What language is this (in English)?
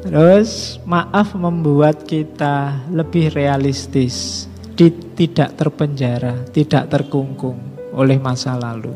Indonesian